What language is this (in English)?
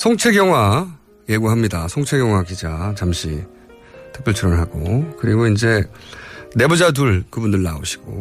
Korean